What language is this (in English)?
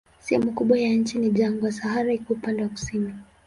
Swahili